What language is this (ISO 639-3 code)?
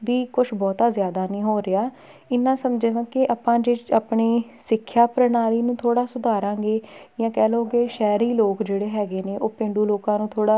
pan